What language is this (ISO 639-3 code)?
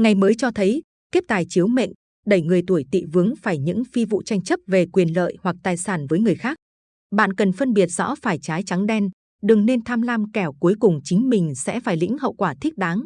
vie